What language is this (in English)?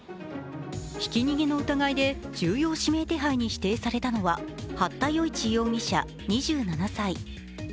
Japanese